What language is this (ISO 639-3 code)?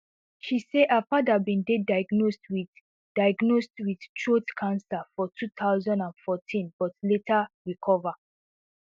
pcm